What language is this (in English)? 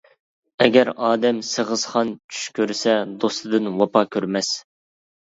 Uyghur